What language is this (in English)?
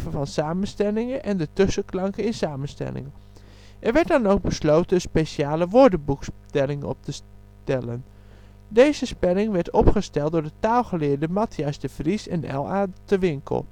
Dutch